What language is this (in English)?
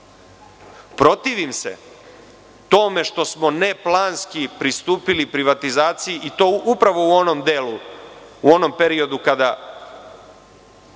Serbian